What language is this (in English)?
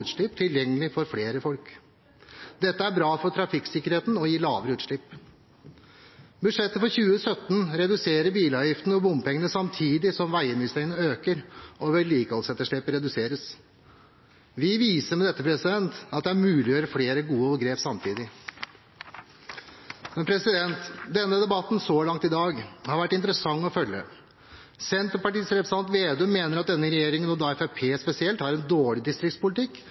Norwegian Bokmål